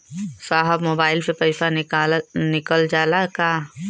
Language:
Bhojpuri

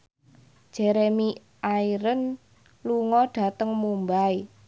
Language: Javanese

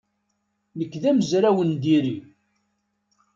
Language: Kabyle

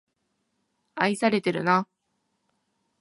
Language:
Japanese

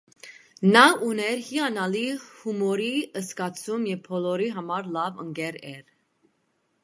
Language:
Armenian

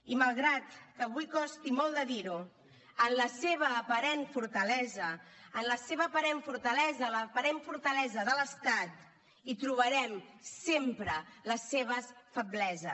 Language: Catalan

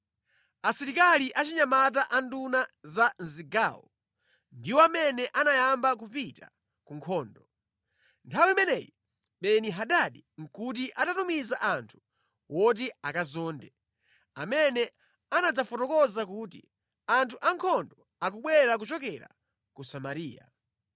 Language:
Nyanja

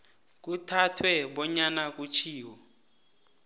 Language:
South Ndebele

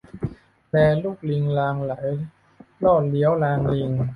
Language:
Thai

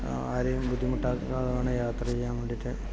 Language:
Malayalam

